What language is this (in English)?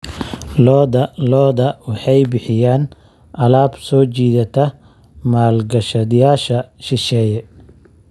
Somali